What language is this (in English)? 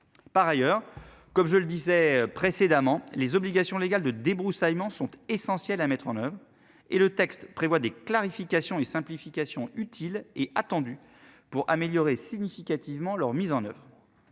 French